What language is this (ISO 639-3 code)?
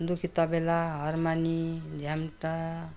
nep